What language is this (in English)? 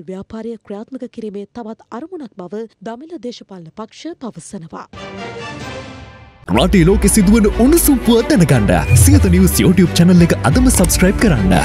Arabic